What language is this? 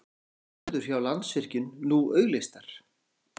Icelandic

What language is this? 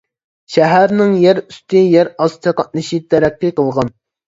Uyghur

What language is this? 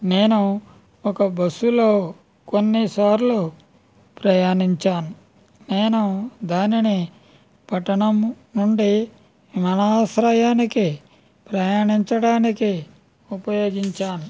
Telugu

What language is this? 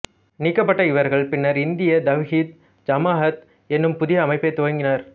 Tamil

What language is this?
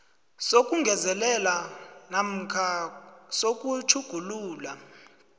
South Ndebele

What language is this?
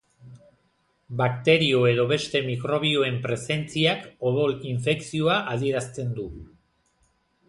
Basque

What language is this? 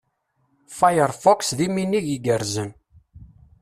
Kabyle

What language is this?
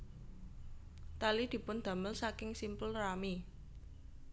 Javanese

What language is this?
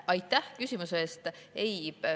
Estonian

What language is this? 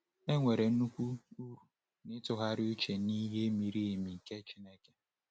Igbo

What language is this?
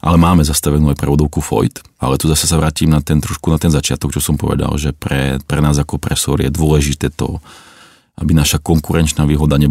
Czech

